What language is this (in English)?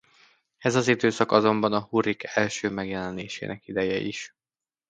Hungarian